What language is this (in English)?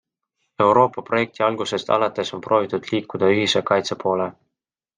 Estonian